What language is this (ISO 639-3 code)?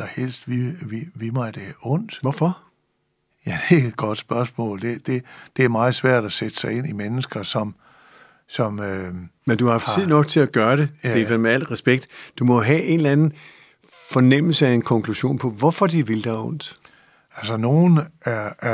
dan